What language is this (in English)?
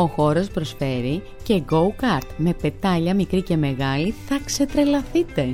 Greek